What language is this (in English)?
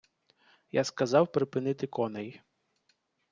Ukrainian